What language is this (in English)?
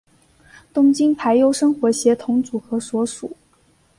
Chinese